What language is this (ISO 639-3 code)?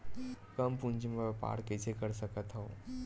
hne